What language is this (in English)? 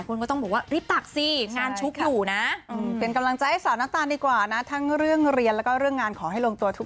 Thai